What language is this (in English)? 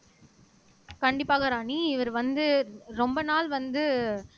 Tamil